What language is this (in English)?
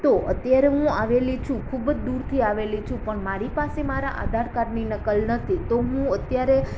Gujarati